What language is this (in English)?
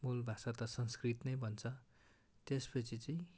Nepali